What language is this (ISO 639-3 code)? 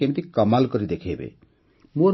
ori